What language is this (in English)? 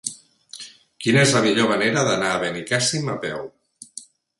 Catalan